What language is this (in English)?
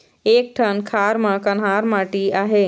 Chhattisgarhi